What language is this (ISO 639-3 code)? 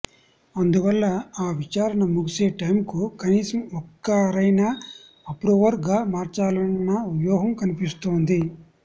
tel